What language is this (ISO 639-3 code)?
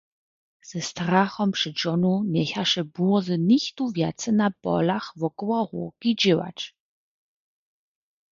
hsb